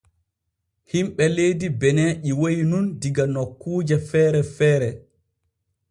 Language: Borgu Fulfulde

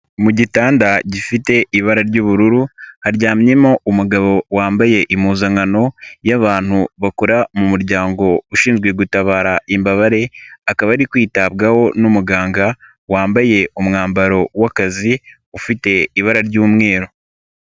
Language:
Kinyarwanda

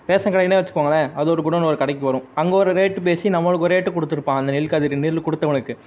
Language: Tamil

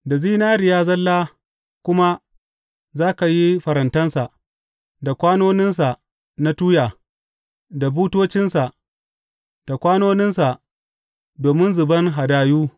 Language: Hausa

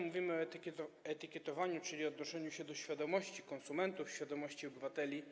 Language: Polish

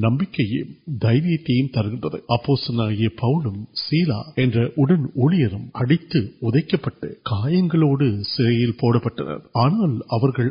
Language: Urdu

